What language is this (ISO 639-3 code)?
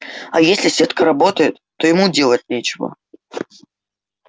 rus